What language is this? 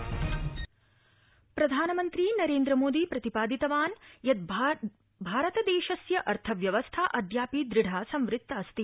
Sanskrit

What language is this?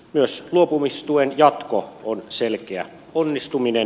Finnish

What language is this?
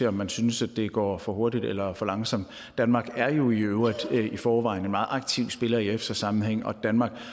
Danish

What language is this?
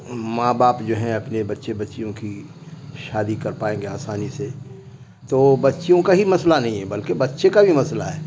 Urdu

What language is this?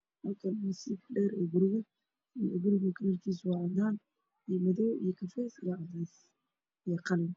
Somali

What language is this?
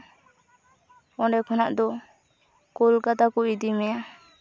Santali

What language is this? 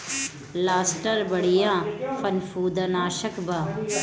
Bhojpuri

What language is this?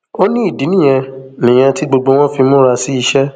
Yoruba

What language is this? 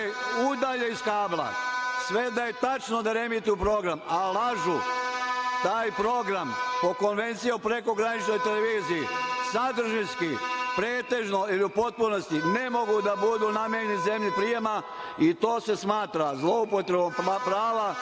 Serbian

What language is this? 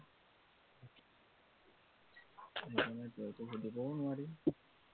Assamese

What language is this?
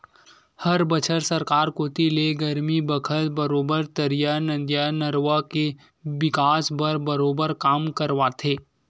Chhattisgarhi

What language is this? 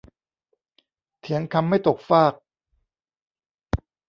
Thai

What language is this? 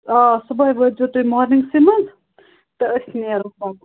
Kashmiri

